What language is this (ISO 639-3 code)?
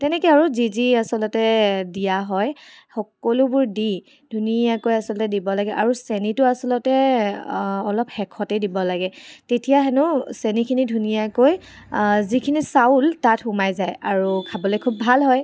asm